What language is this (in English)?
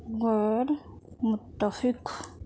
Urdu